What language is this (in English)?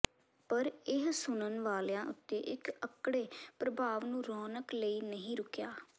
Punjabi